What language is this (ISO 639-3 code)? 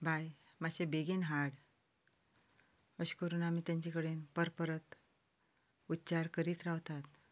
kok